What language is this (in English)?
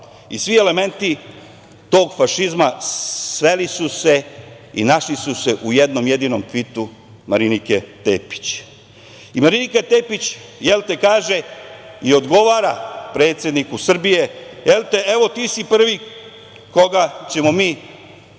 Serbian